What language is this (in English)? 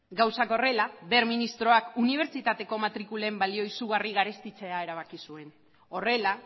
Basque